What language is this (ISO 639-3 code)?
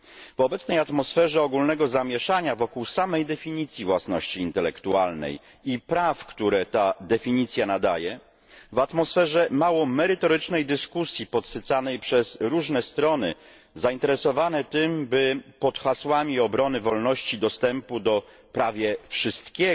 pol